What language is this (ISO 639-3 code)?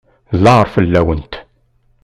kab